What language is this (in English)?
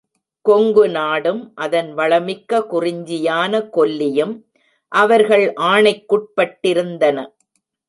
Tamil